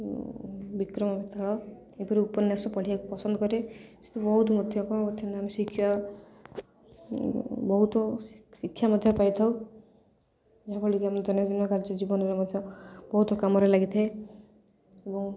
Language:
Odia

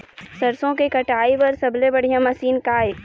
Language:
Chhattisgarhi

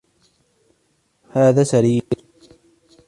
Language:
Arabic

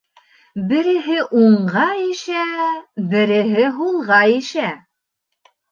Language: Bashkir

